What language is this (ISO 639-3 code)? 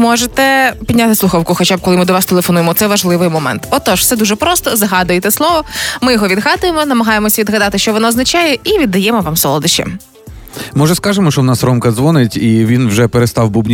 ukr